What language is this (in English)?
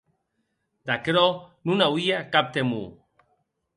Occitan